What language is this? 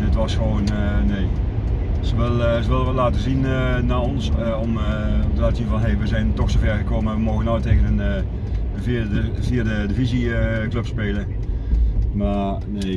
Dutch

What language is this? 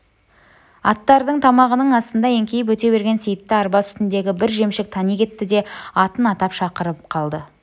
Kazakh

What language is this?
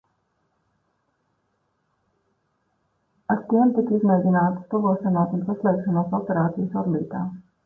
Latvian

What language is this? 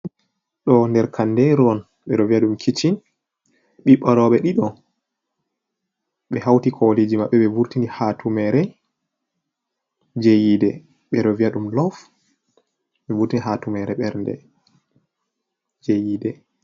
Fula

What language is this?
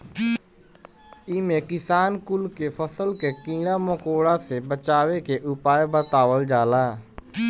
Bhojpuri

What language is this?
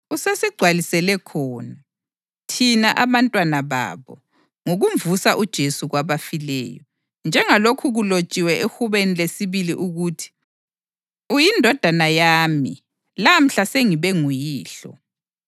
North Ndebele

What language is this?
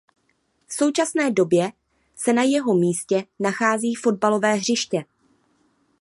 Czech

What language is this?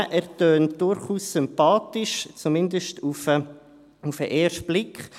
Swiss German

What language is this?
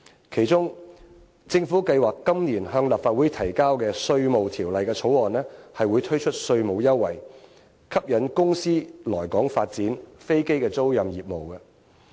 Cantonese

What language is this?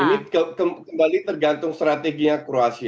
Indonesian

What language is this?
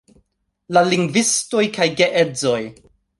Esperanto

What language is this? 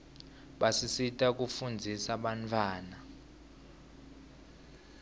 Swati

